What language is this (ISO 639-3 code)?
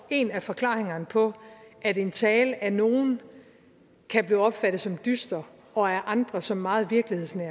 dan